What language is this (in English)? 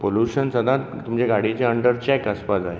Konkani